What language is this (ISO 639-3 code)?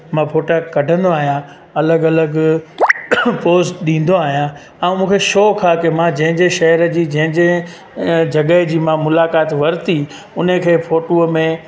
snd